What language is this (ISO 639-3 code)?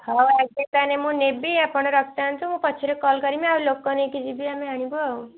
ori